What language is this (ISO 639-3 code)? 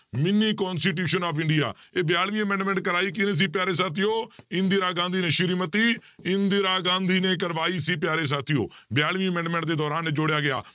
pan